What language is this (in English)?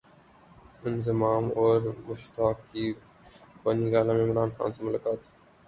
Urdu